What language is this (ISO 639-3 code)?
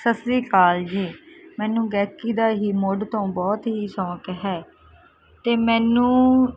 pan